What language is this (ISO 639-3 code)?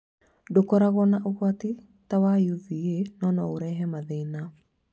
kik